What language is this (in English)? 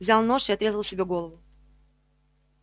Russian